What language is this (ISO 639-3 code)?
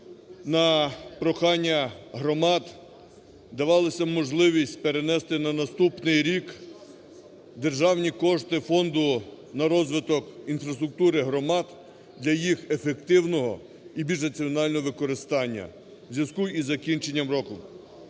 ukr